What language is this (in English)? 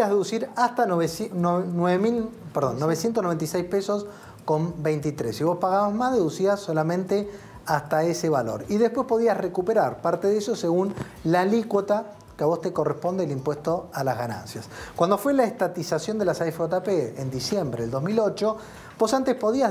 Spanish